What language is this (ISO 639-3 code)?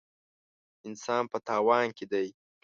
pus